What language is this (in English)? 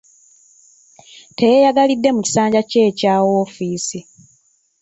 Ganda